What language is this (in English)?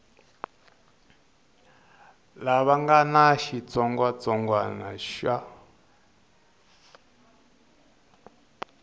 Tsonga